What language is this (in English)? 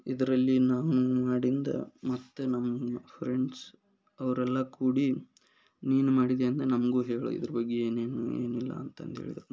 Kannada